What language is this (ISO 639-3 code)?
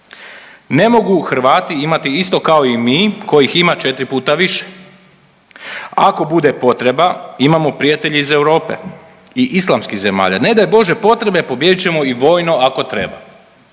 hrv